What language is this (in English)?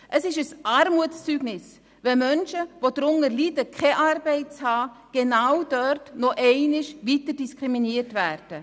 Swiss German